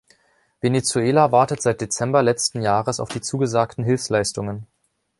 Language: German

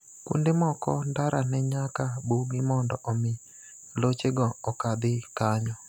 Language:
Luo (Kenya and Tanzania)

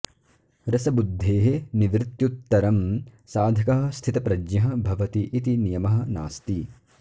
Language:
Sanskrit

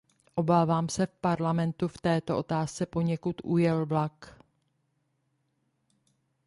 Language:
Czech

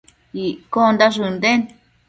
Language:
Matsés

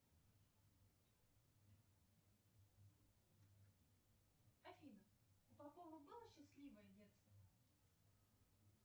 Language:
Russian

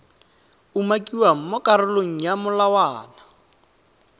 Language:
Tswana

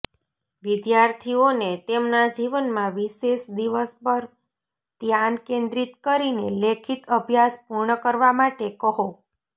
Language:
Gujarati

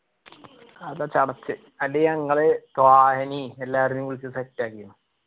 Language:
Malayalam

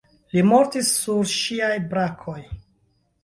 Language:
Esperanto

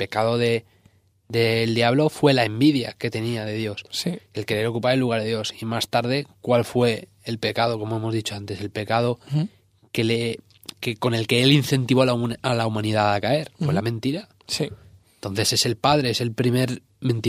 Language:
Spanish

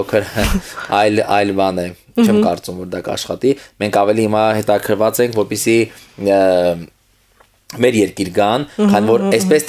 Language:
Dutch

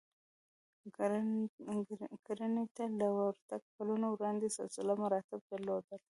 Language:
Pashto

